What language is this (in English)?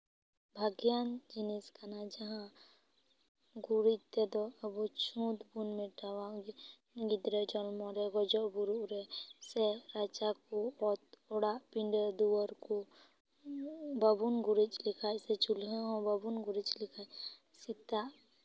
Santali